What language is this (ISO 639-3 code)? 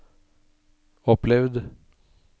nor